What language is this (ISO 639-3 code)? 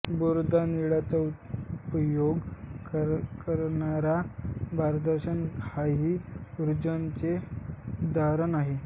mar